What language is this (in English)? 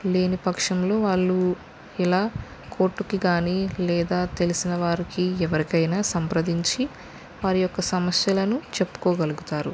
Telugu